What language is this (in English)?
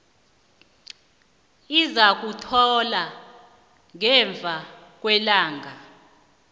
South Ndebele